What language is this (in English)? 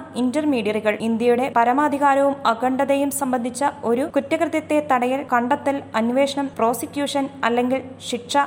Malayalam